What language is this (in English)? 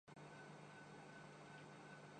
Urdu